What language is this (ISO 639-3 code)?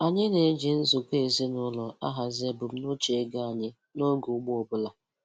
ibo